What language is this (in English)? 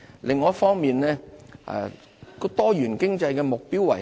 Cantonese